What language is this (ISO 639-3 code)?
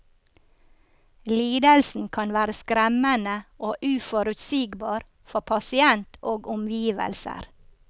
nor